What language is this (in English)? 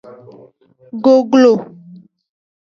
Aja (Benin)